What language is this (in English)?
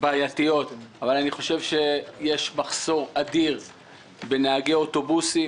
Hebrew